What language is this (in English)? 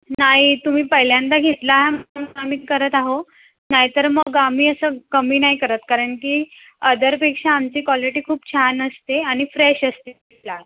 Marathi